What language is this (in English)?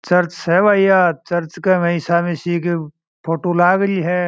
Marwari